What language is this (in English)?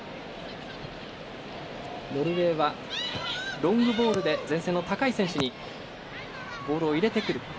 Japanese